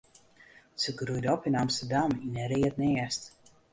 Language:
Western Frisian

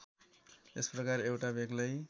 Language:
Nepali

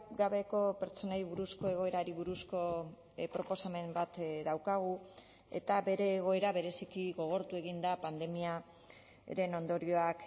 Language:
Basque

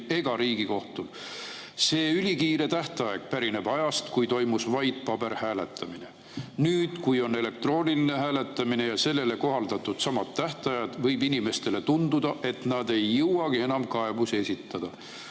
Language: Estonian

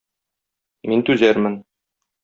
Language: Tatar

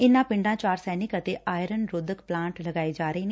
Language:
Punjabi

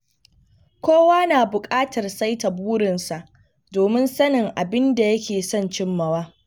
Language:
Hausa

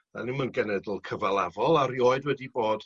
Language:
Welsh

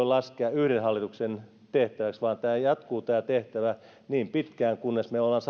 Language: Finnish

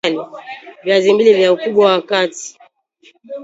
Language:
Swahili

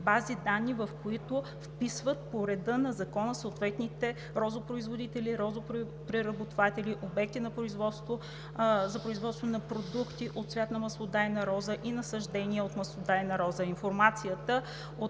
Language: Bulgarian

